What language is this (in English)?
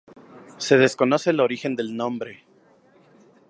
Spanish